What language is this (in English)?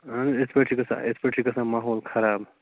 Kashmiri